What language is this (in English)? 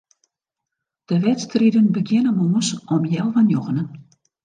Western Frisian